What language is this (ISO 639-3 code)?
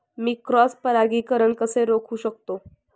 mar